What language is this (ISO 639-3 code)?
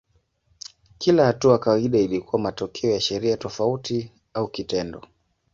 swa